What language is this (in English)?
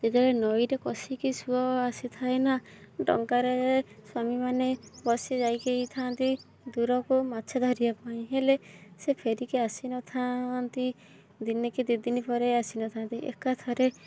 Odia